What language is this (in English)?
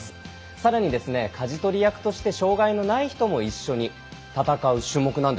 Japanese